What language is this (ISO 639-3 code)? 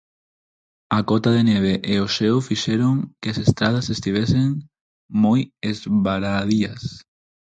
glg